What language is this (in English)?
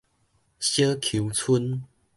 Min Nan Chinese